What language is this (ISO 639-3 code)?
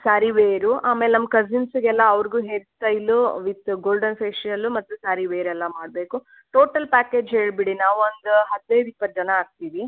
kan